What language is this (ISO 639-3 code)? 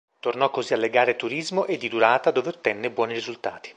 ita